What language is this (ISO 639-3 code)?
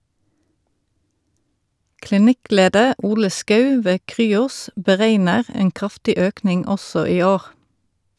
nor